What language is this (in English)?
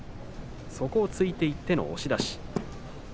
Japanese